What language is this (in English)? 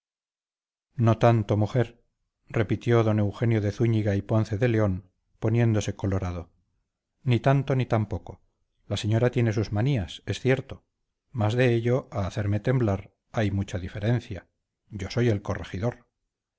Spanish